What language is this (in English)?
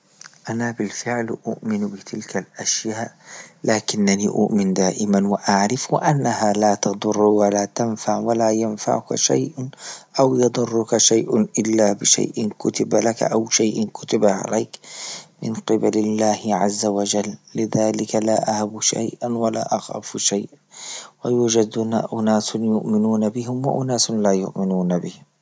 Libyan Arabic